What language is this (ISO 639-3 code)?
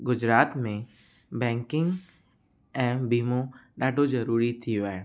snd